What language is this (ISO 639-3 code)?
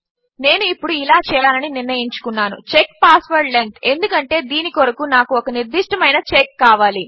tel